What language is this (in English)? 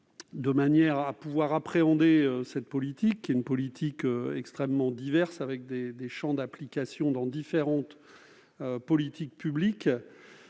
French